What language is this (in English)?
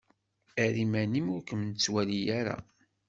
Kabyle